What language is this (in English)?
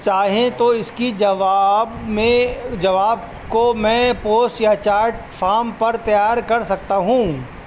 Urdu